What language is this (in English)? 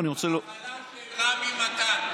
Hebrew